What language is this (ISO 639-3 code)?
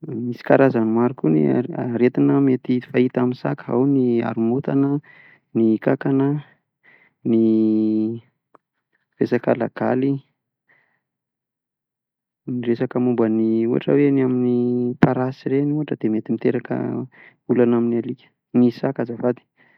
mlg